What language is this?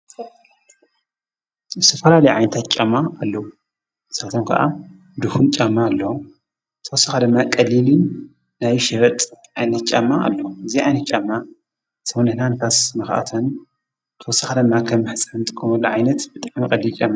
Tigrinya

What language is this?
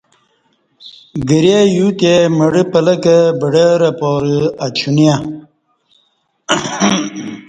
Kati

